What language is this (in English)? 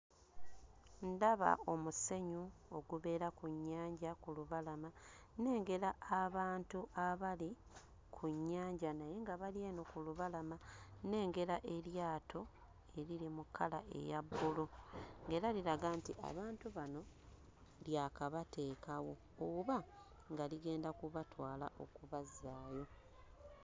Ganda